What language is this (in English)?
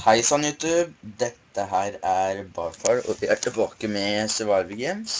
Norwegian